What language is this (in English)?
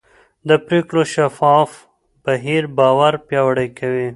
Pashto